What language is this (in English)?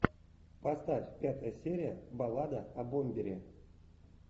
Russian